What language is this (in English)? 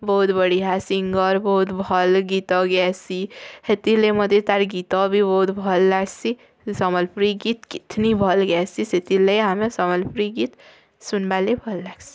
Odia